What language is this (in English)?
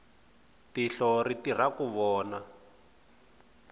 Tsonga